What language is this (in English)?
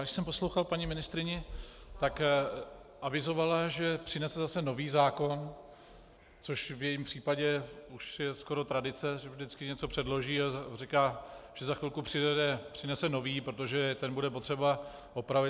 Czech